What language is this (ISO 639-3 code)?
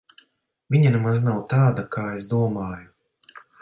lav